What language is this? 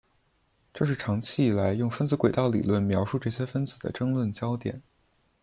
Chinese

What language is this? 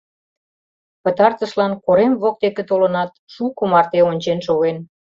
Mari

